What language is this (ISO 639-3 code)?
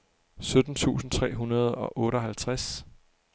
dan